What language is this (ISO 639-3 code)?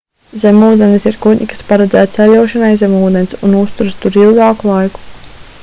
lav